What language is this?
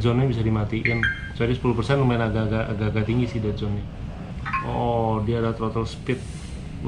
Indonesian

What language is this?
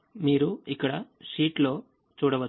Telugu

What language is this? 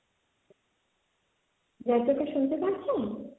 Bangla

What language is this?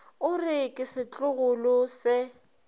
Northern Sotho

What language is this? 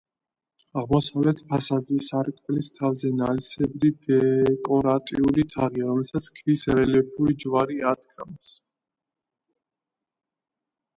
Georgian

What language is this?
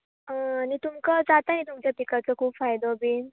Konkani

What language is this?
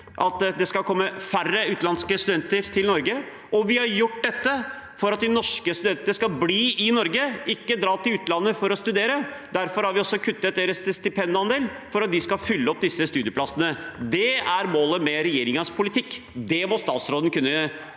Norwegian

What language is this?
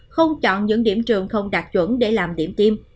Vietnamese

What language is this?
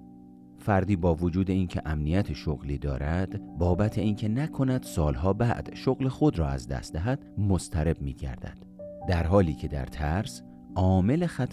Persian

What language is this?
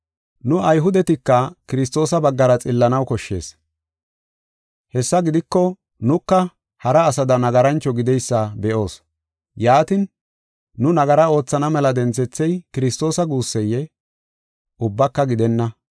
Gofa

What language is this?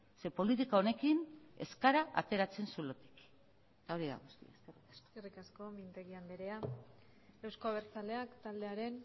Basque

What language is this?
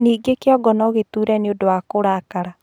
Kikuyu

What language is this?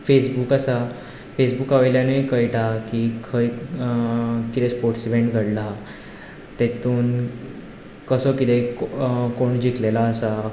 Konkani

